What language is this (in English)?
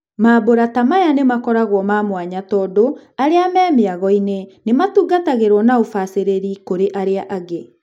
Kikuyu